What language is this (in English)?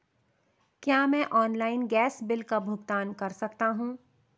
Hindi